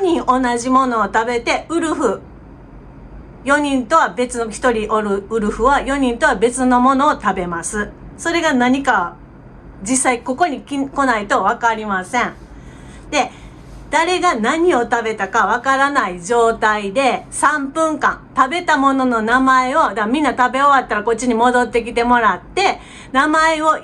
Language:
Japanese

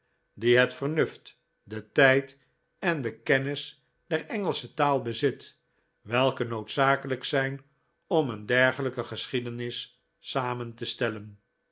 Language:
Dutch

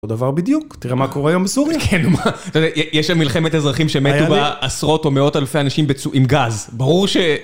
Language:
Hebrew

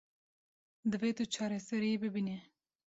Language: Kurdish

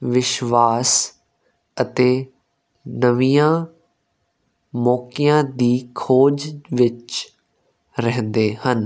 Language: Punjabi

